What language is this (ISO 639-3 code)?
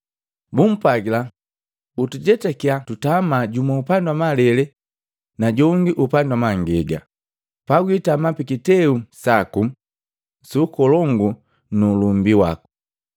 mgv